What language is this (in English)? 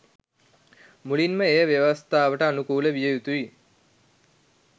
Sinhala